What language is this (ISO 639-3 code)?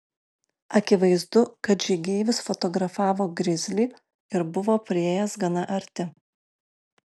lit